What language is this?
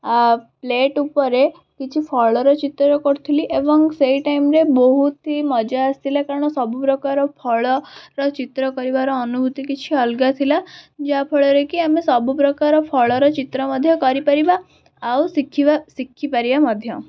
Odia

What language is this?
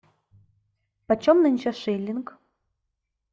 Russian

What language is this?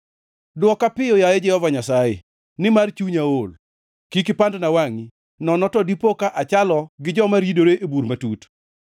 Luo (Kenya and Tanzania)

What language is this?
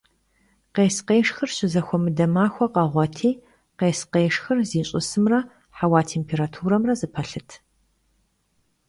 Kabardian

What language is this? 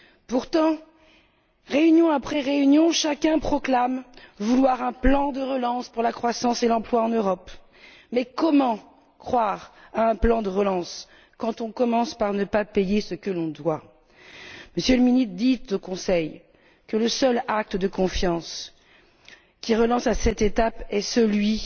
French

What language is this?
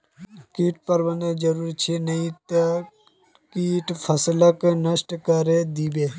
Magahi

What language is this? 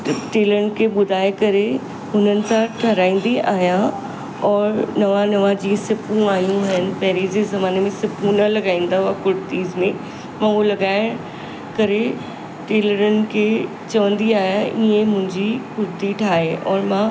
Sindhi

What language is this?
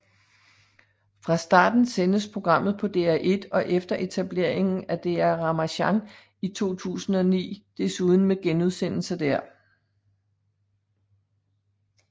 Danish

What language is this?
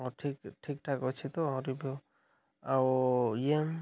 Odia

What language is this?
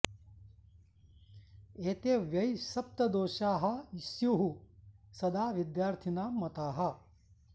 Sanskrit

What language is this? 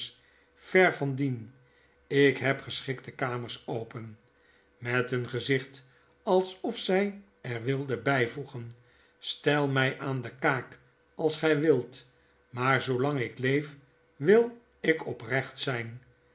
Dutch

